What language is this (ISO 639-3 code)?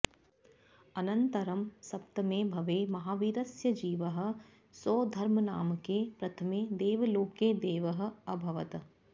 san